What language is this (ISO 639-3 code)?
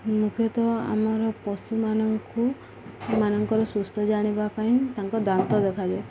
ori